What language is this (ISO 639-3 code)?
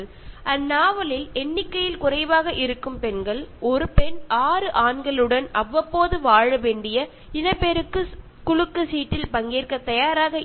mal